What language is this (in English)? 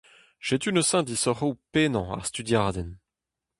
Breton